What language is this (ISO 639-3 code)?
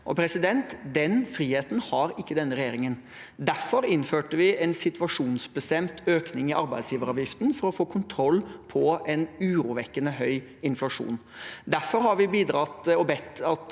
nor